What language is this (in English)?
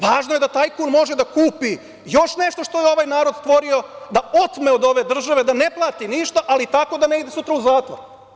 Serbian